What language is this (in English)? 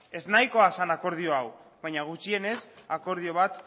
Basque